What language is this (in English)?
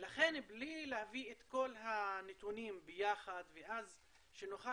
Hebrew